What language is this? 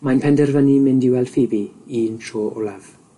Welsh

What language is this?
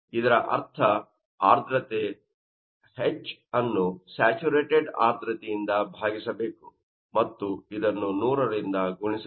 Kannada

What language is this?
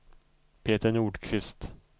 Swedish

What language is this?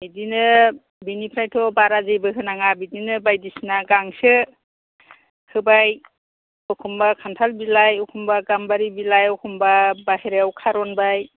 Bodo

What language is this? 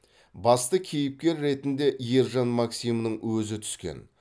Kazakh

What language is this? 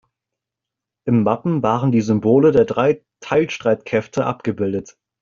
German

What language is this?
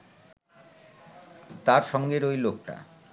Bangla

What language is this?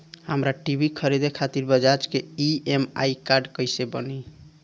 Bhojpuri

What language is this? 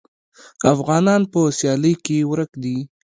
Pashto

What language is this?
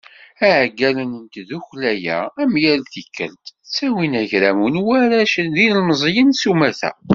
Kabyle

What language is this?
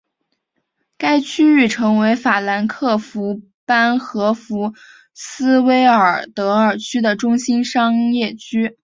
Chinese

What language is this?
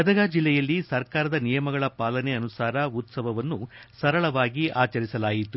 Kannada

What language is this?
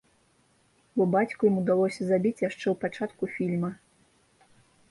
Belarusian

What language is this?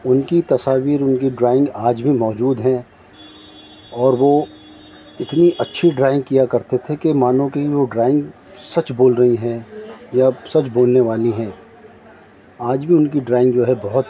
Urdu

